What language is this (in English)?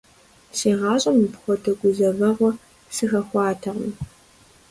Kabardian